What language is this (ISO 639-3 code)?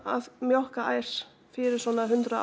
isl